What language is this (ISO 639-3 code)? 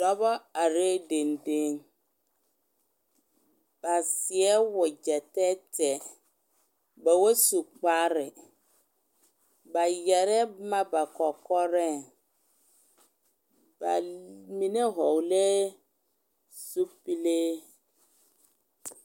dga